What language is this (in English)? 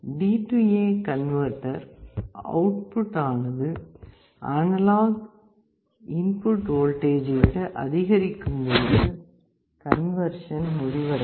Tamil